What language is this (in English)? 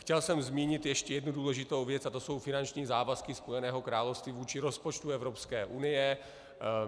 Czech